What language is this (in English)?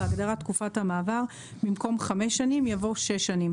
Hebrew